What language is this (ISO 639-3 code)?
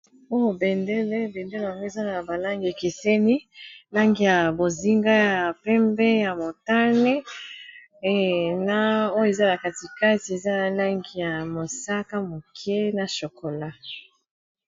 lin